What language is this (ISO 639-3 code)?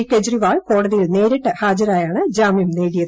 mal